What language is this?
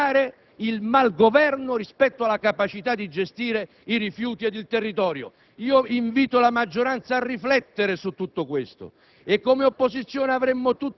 Italian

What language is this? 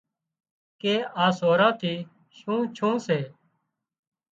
Wadiyara Koli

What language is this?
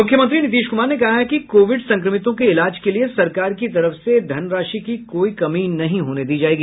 Hindi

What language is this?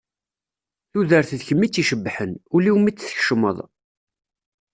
Kabyle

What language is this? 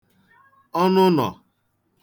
Igbo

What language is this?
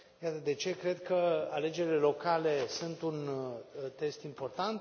Romanian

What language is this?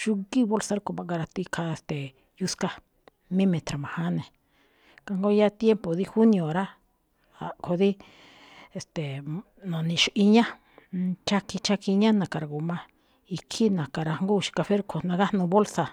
Malinaltepec Me'phaa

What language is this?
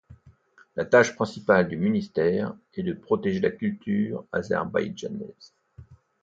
French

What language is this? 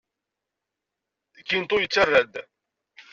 Kabyle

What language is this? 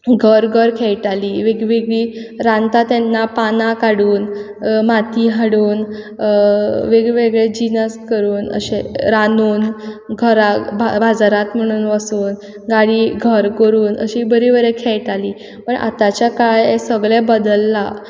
Konkani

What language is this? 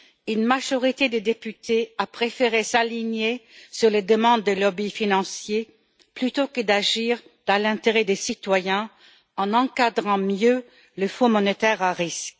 French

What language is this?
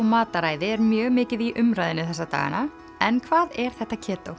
Icelandic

